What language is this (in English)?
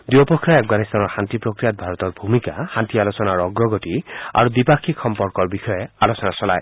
Assamese